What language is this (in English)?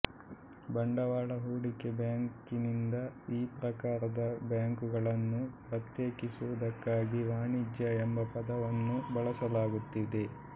Kannada